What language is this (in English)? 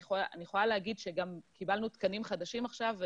Hebrew